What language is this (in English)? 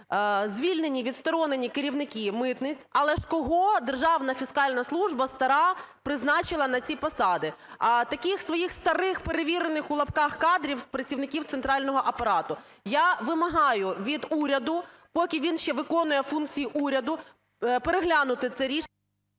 Ukrainian